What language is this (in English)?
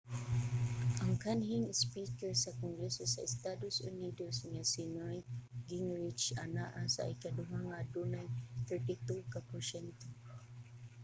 Cebuano